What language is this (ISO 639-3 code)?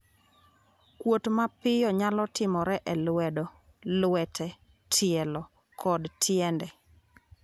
luo